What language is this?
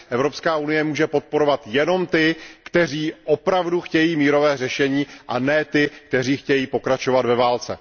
Czech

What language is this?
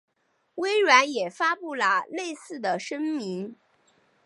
Chinese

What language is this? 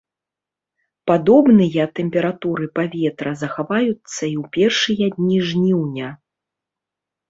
Belarusian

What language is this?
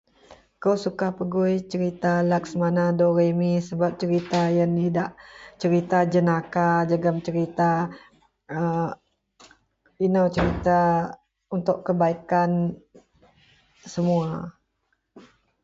Central Melanau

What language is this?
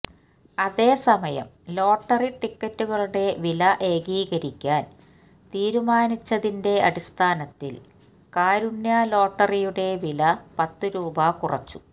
Malayalam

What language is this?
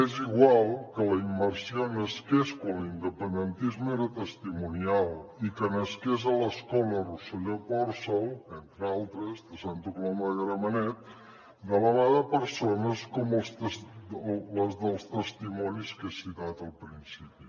Catalan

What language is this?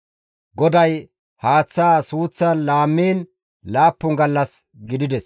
Gamo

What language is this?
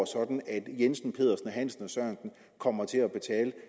Danish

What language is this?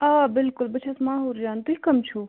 Kashmiri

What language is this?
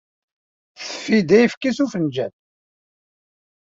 Kabyle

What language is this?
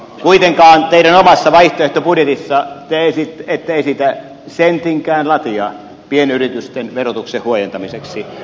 Finnish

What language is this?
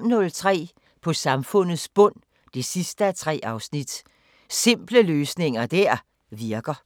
Danish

